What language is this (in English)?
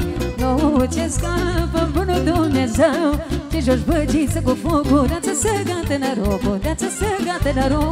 Romanian